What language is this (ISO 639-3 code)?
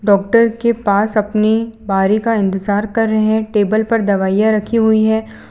hin